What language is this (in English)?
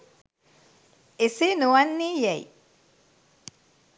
Sinhala